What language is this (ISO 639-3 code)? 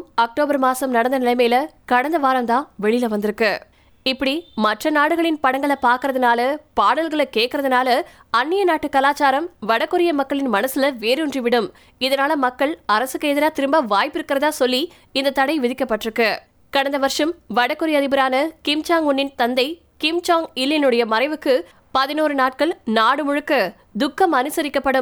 tam